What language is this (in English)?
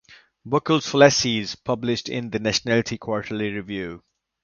English